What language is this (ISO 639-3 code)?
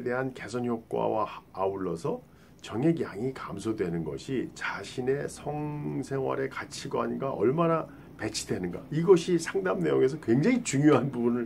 kor